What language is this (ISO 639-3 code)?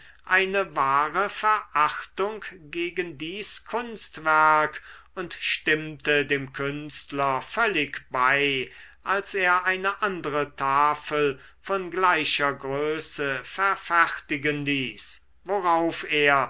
deu